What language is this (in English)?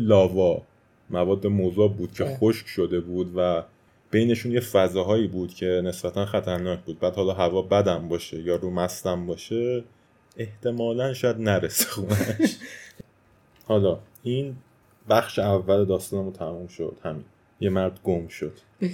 Persian